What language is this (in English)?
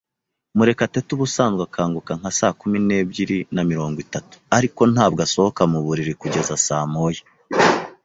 Kinyarwanda